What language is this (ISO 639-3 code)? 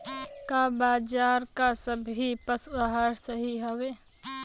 bho